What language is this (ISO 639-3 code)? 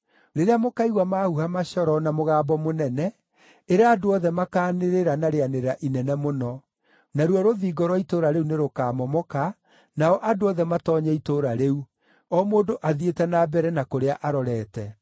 kik